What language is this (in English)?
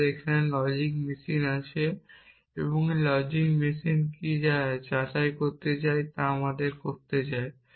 Bangla